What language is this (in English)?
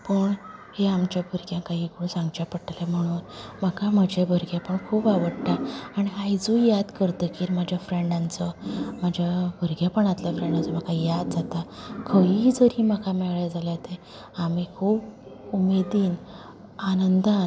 Konkani